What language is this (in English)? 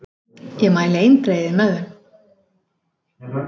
Icelandic